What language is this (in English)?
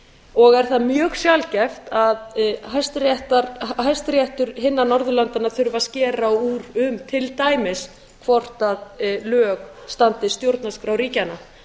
Icelandic